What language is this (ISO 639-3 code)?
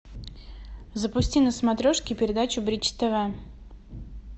rus